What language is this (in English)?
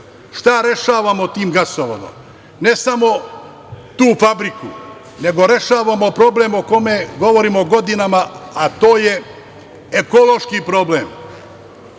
Serbian